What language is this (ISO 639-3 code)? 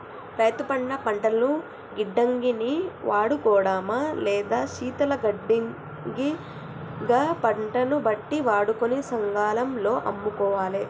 tel